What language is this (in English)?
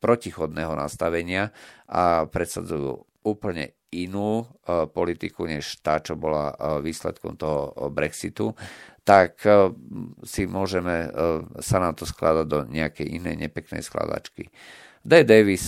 Slovak